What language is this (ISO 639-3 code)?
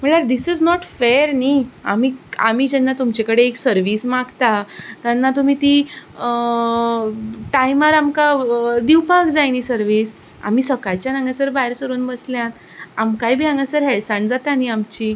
kok